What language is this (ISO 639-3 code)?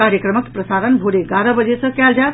mai